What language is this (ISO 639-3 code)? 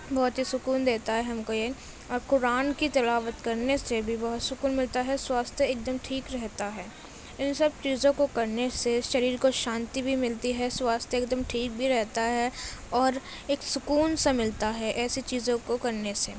urd